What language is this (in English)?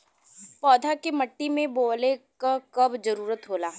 Bhojpuri